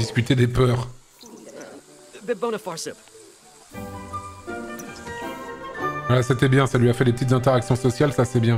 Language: French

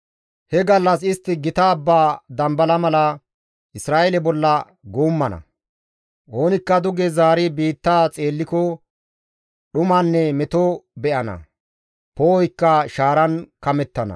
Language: Gamo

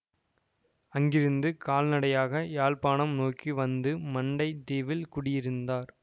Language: Tamil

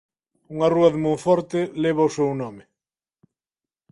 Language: Galician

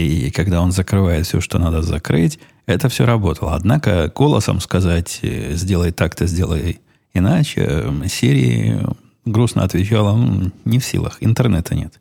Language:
Russian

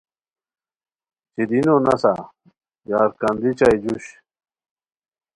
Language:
Khowar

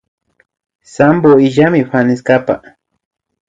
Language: Imbabura Highland Quichua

